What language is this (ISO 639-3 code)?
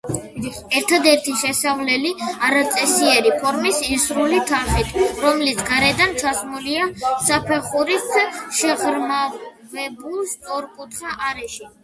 kat